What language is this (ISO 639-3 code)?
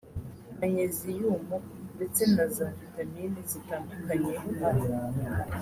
kin